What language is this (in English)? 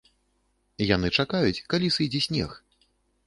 Belarusian